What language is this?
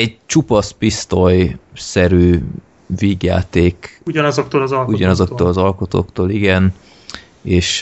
Hungarian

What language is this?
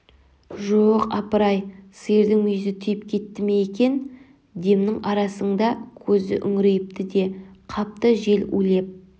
Kazakh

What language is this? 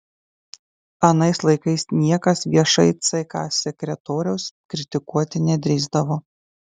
Lithuanian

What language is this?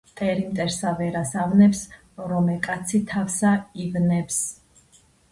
Georgian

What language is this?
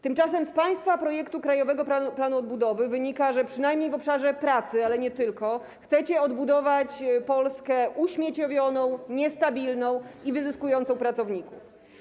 Polish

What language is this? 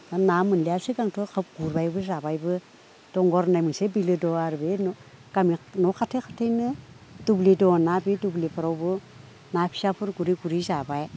Bodo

